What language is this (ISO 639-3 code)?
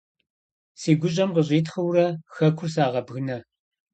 kbd